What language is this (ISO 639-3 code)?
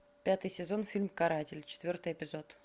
rus